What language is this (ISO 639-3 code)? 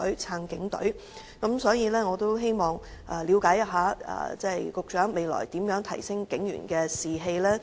yue